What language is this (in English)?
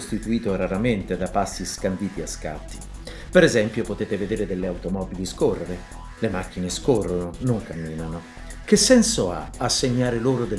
Italian